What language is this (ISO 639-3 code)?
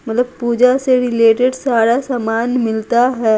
hin